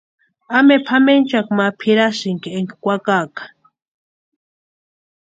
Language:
Western Highland Purepecha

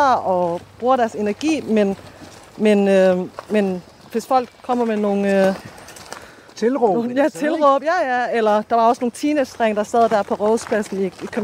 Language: Danish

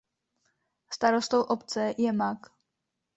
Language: Czech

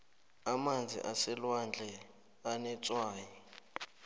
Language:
South Ndebele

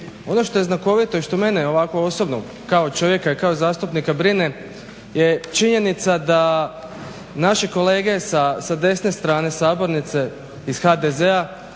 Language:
Croatian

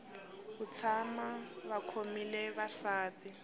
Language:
Tsonga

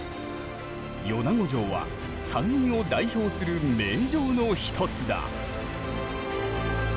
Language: Japanese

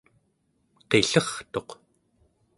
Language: Central Yupik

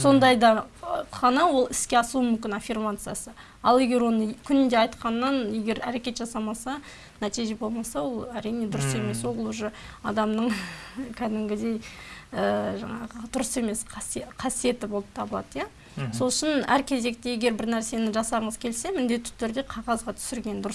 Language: Turkish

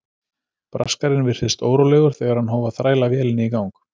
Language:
Icelandic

